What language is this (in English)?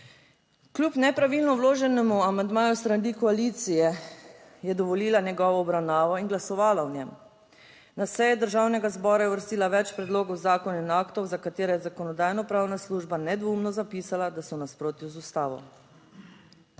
Slovenian